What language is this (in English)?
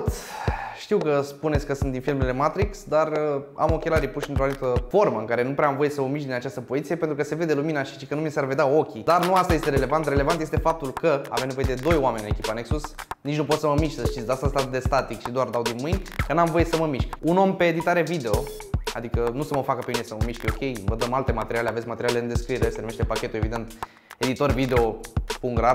Romanian